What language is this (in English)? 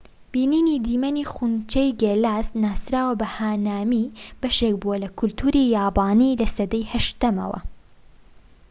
Central Kurdish